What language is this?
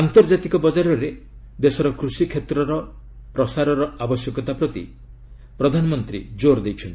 Odia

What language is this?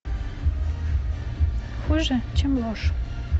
Russian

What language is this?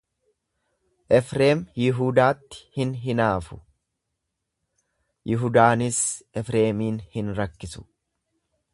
Oromo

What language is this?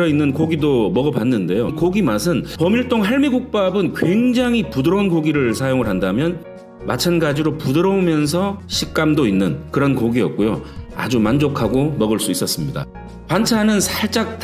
Korean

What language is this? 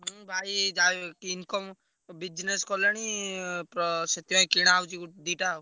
Odia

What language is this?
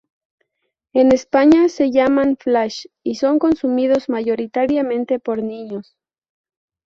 Spanish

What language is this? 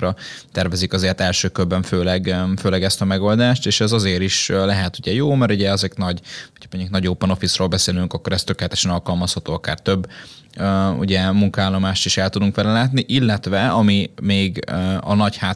Hungarian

